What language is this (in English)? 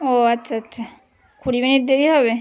Bangla